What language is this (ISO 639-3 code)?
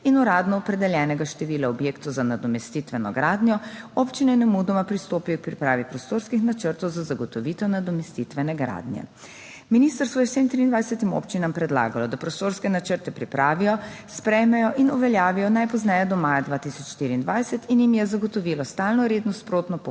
slv